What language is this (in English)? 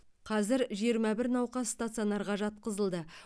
Kazakh